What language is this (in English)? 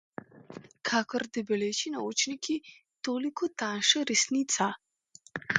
Slovenian